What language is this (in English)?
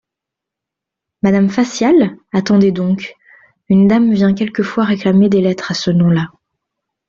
French